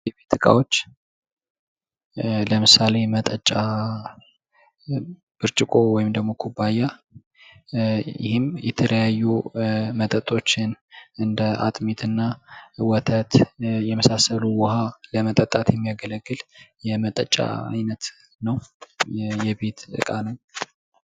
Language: Amharic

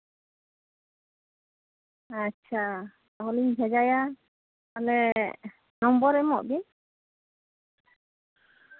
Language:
Santali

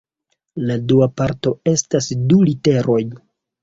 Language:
Esperanto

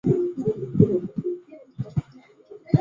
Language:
Chinese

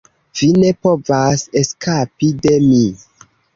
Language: Esperanto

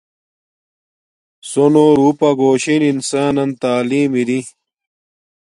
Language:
Domaaki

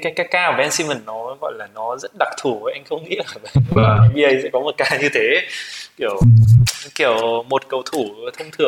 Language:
Vietnamese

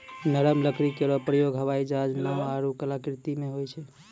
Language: Maithili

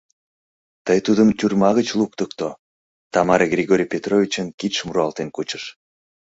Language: Mari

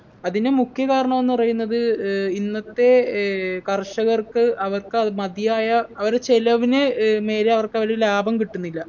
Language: Malayalam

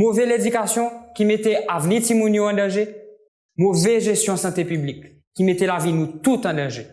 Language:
Haitian Creole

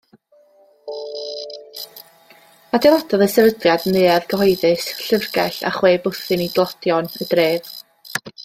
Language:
Welsh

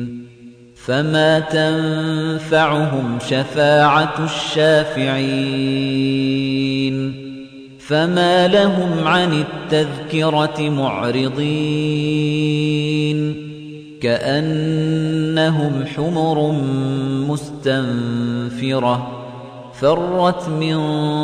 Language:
Arabic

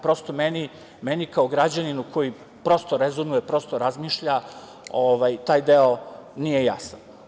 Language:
Serbian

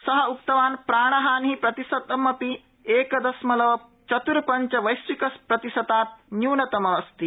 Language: Sanskrit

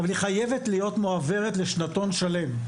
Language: Hebrew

